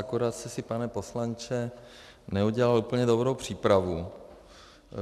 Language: Czech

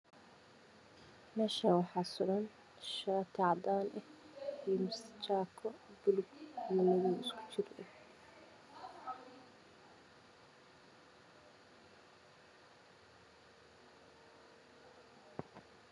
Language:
Somali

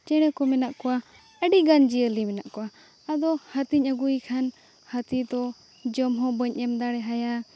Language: Santali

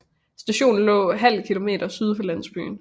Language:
Danish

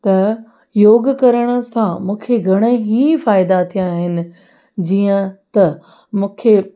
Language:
Sindhi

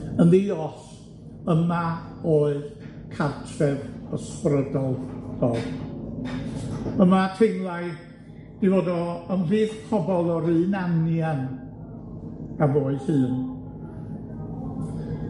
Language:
Welsh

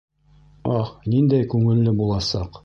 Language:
Bashkir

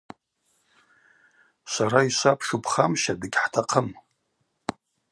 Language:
Abaza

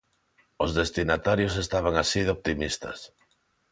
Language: Galician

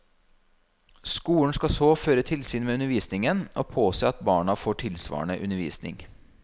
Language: Norwegian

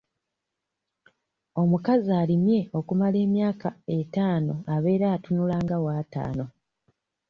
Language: Ganda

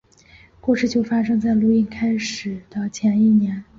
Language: Chinese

